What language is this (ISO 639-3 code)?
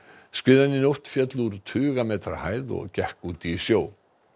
isl